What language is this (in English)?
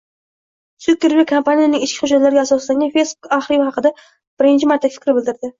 Uzbek